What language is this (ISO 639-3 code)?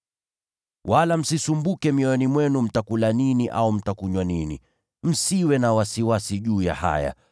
swa